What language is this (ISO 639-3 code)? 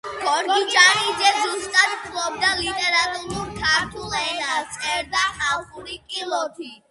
kat